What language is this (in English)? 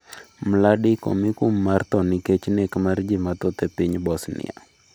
Luo (Kenya and Tanzania)